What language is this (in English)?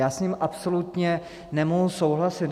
Czech